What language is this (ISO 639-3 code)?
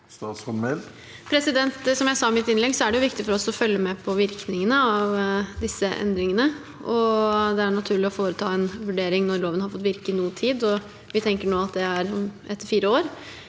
nor